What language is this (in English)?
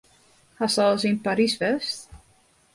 Western Frisian